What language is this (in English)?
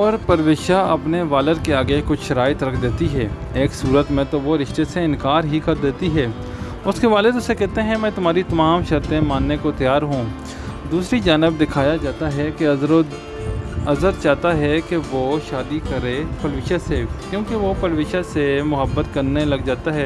Urdu